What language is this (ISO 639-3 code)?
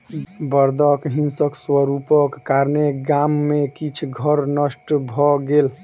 mai